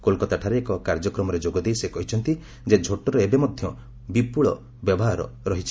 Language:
Odia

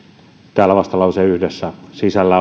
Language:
Finnish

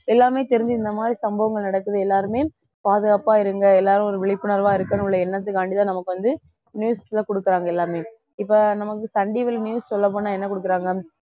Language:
Tamil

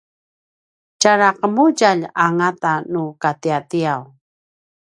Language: Paiwan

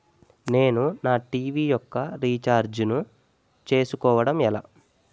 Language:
Telugu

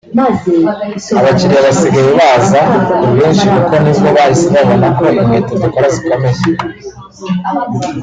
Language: Kinyarwanda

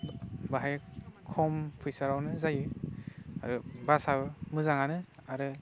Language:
Bodo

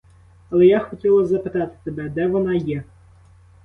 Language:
Ukrainian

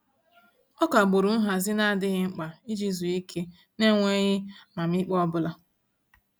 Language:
Igbo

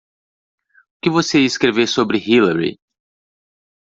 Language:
Portuguese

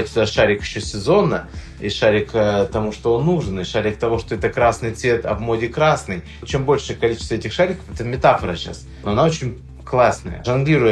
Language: Russian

